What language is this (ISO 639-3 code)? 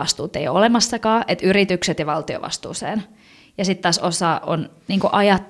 fin